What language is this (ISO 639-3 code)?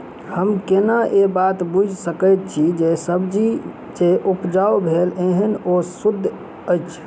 mai